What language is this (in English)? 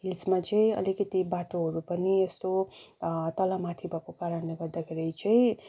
Nepali